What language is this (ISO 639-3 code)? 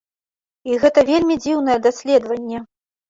bel